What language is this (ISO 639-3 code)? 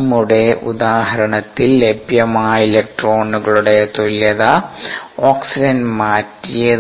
mal